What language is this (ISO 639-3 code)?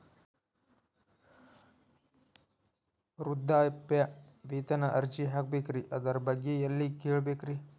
kan